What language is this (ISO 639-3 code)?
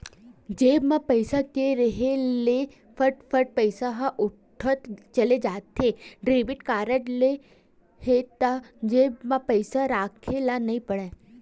hne